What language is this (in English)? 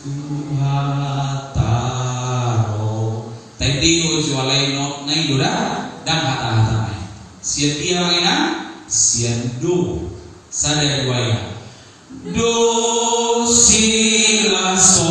Indonesian